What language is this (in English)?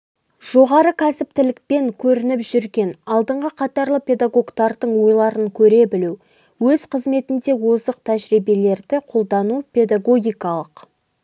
Kazakh